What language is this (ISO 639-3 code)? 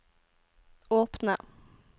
nor